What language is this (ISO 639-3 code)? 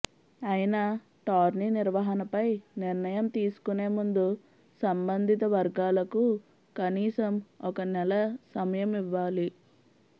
tel